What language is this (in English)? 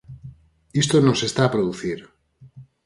Galician